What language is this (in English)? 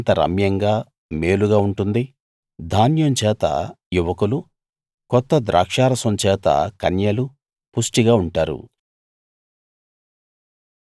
Telugu